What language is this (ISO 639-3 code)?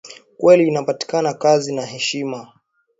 swa